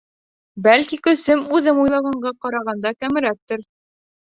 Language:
Bashkir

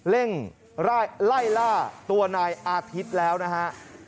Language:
Thai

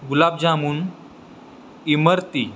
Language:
Marathi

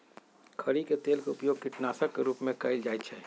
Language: Magahi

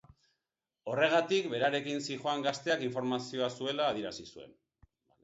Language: Basque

